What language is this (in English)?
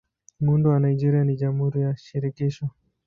Swahili